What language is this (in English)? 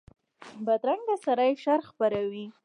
Pashto